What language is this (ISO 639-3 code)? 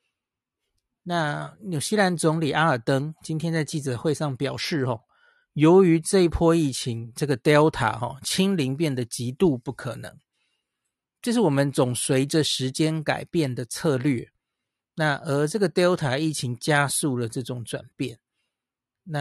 zho